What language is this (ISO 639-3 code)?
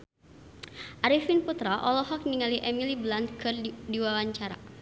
sun